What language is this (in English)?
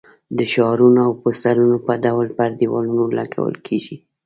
Pashto